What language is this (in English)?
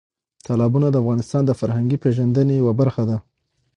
Pashto